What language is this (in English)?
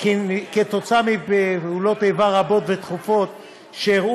Hebrew